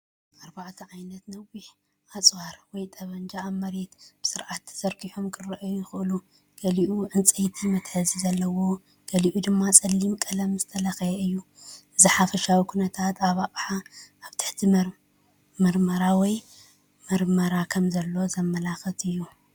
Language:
Tigrinya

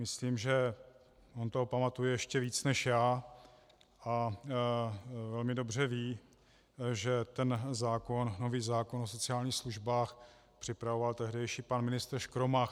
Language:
Czech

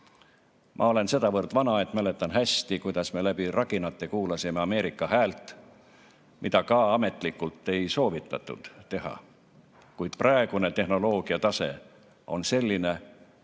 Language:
Estonian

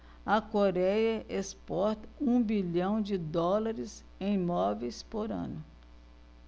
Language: Portuguese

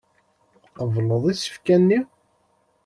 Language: Kabyle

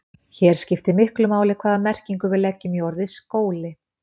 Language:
Icelandic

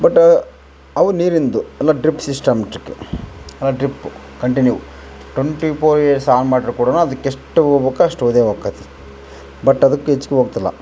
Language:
Kannada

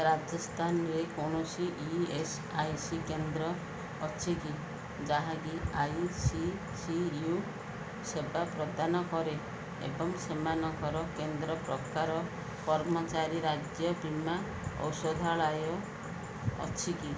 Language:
Odia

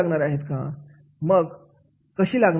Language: Marathi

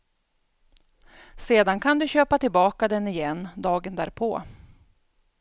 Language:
Swedish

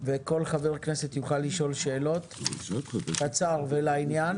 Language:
Hebrew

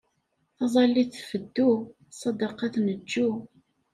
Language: Kabyle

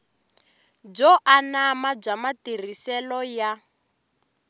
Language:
Tsonga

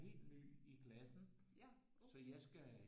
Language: Danish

